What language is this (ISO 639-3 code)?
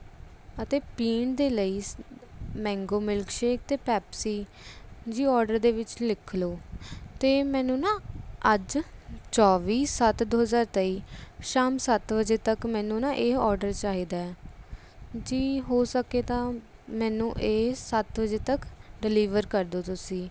pan